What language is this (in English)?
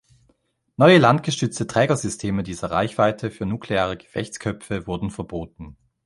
German